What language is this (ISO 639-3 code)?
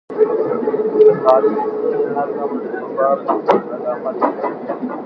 pus